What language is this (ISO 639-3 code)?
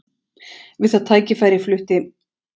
isl